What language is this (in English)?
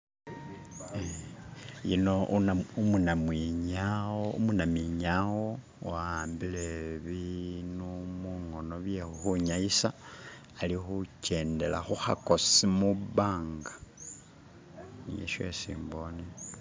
Masaaba